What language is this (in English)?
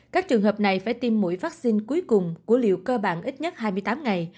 Vietnamese